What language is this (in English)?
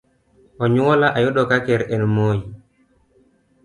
Luo (Kenya and Tanzania)